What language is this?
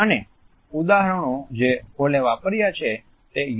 Gujarati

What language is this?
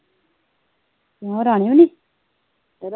Punjabi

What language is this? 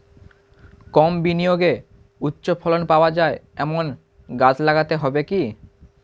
Bangla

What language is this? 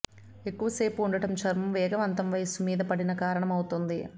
Telugu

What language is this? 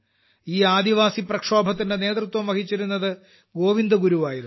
Malayalam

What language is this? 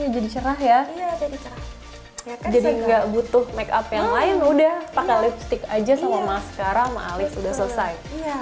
Indonesian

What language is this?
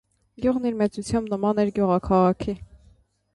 Armenian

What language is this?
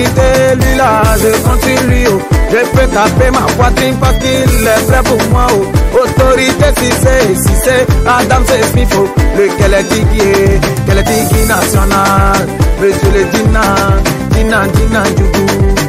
Arabic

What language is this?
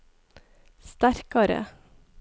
Norwegian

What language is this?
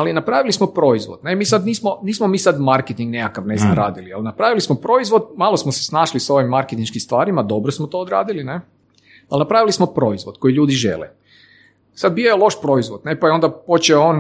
Croatian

